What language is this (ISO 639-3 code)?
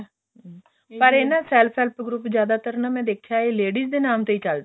pan